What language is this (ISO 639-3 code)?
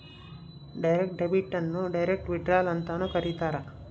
kan